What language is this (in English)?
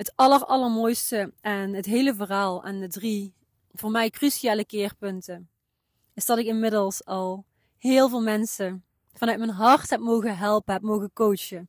Dutch